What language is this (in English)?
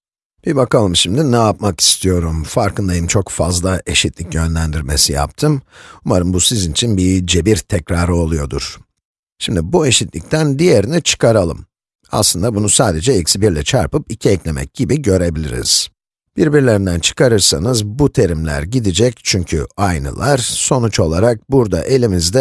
Turkish